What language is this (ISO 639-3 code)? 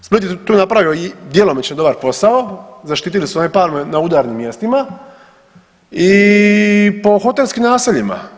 hrv